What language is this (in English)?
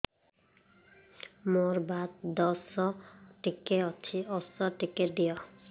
Odia